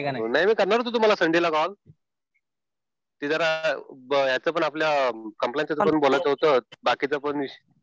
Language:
Marathi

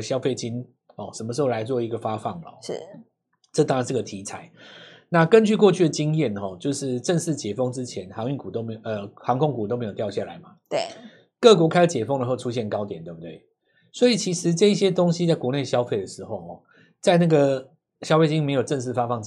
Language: Chinese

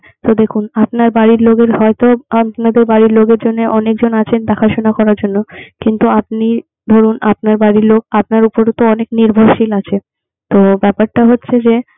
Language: Bangla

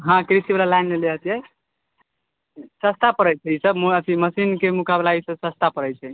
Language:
Maithili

